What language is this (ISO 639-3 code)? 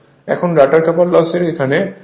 ben